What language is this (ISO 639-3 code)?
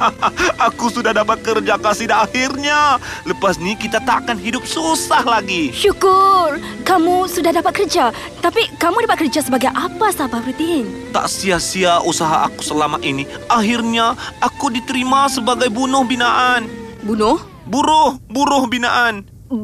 msa